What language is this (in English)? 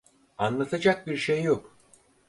Turkish